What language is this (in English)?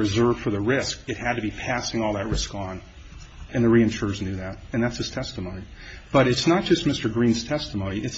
English